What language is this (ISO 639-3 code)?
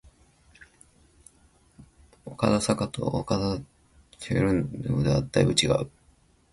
jpn